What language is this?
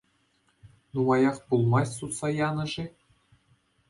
Chuvash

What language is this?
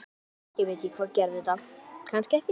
Icelandic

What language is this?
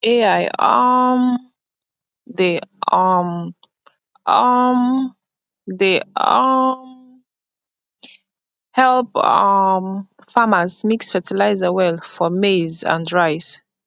Nigerian Pidgin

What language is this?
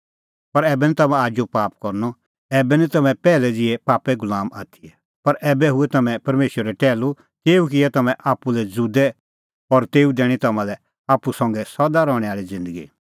Kullu Pahari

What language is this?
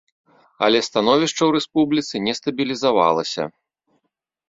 Belarusian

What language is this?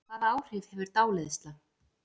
Icelandic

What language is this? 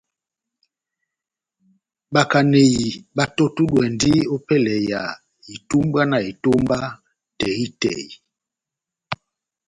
Batanga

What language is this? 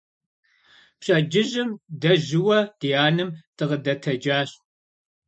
Kabardian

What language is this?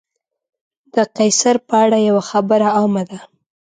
Pashto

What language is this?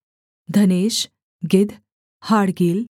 Hindi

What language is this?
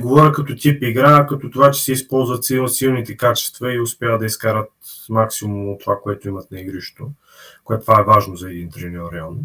Bulgarian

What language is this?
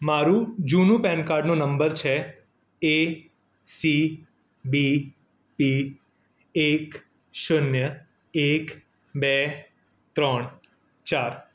Gujarati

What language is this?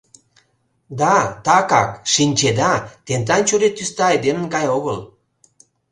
Mari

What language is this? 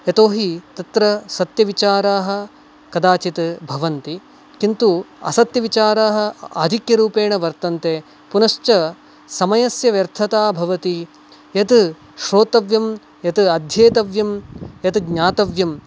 Sanskrit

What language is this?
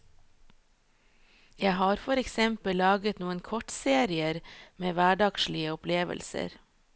Norwegian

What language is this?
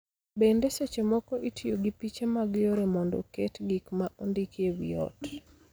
Luo (Kenya and Tanzania)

